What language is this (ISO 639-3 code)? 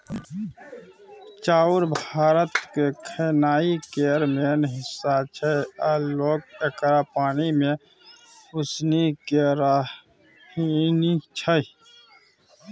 mai